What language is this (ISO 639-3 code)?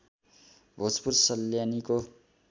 nep